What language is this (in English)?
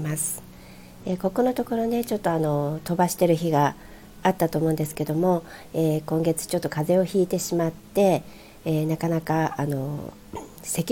Japanese